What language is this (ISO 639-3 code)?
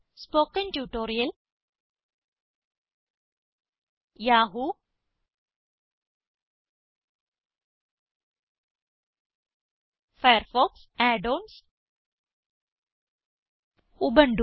mal